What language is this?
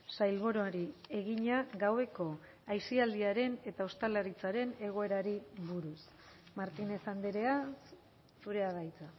Basque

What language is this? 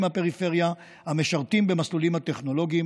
Hebrew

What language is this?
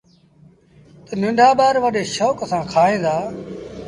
Sindhi Bhil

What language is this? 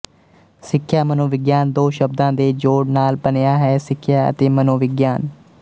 Punjabi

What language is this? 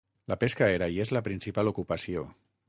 Catalan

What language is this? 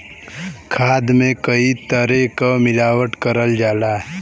Bhojpuri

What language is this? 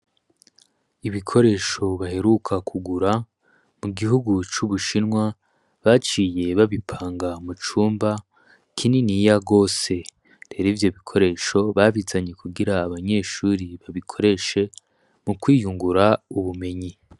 Rundi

